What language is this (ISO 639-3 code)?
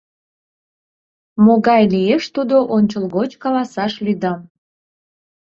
chm